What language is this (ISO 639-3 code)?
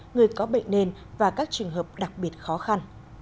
vie